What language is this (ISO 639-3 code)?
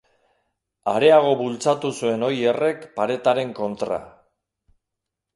eus